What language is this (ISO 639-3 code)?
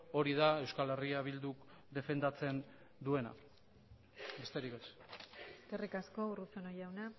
eus